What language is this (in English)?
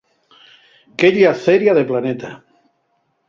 Asturian